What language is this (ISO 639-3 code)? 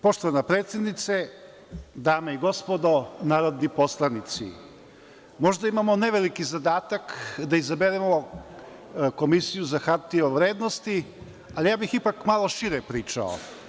srp